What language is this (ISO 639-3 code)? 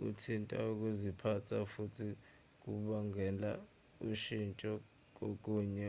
zul